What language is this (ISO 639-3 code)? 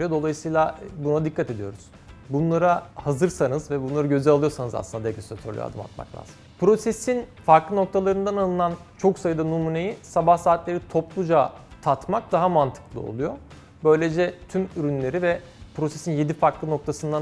tur